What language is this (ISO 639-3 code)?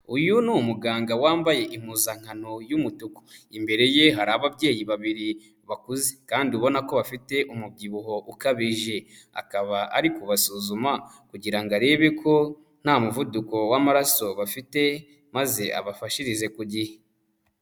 kin